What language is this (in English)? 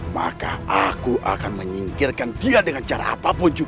Indonesian